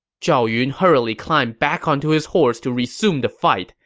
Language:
English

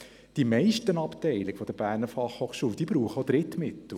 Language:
Swiss German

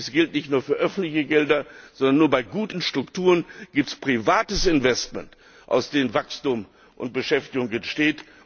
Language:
German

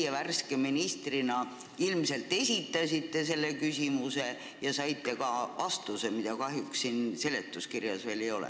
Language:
Estonian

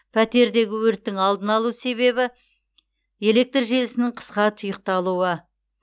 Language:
Kazakh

